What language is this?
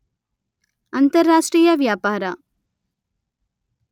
Kannada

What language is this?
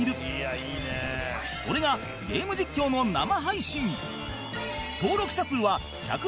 Japanese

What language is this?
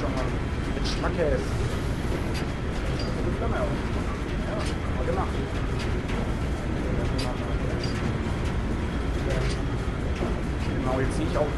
German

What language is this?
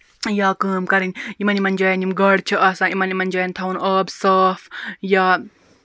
Kashmiri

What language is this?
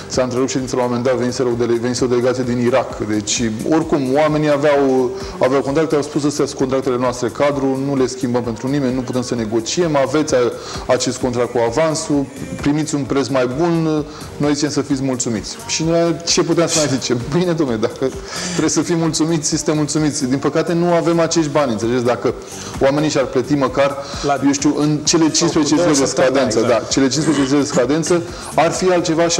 Romanian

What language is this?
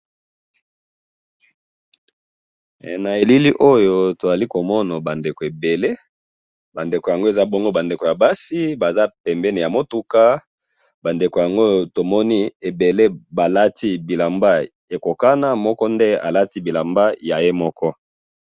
Lingala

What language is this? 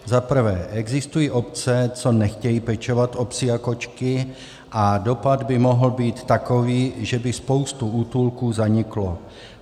Czech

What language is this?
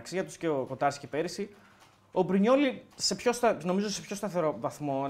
Greek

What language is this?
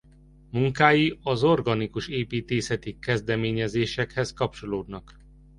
Hungarian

